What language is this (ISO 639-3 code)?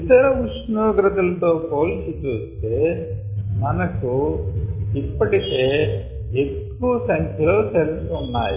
tel